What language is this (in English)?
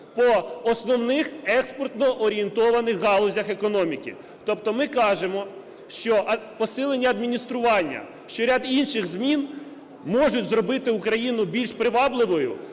Ukrainian